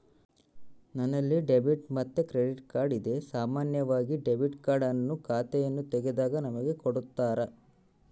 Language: Kannada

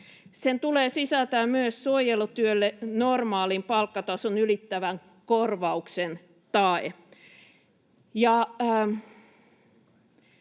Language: Finnish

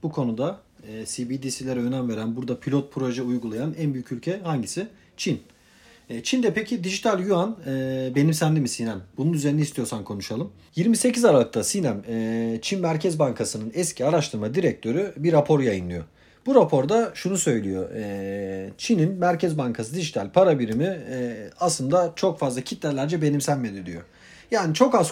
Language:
Turkish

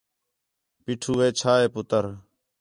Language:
Khetrani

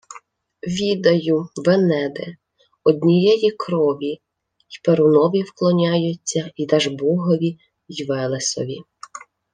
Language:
Ukrainian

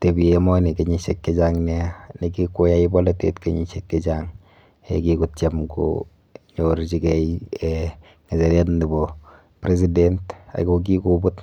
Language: Kalenjin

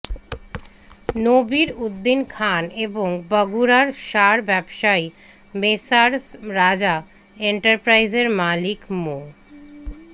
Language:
Bangla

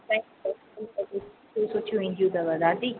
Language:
Sindhi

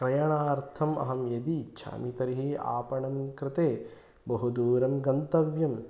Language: Sanskrit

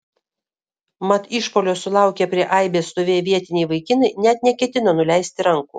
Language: Lithuanian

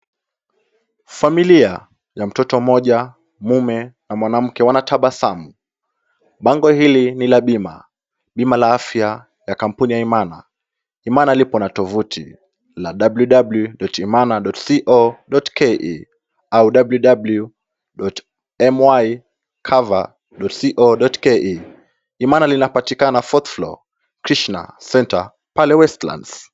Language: Swahili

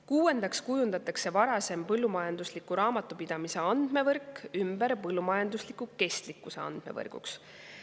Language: Estonian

